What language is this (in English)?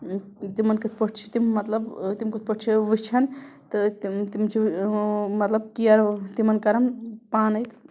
Kashmiri